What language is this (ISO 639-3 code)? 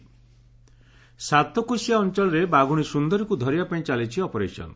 ori